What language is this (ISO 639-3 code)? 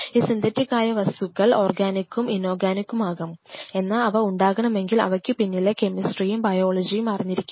mal